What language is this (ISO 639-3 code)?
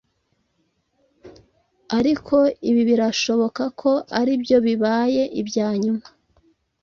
kin